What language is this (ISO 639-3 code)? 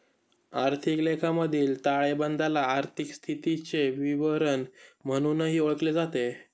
mar